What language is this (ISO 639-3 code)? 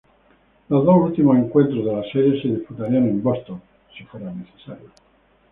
spa